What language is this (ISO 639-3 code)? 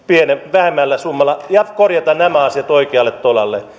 fin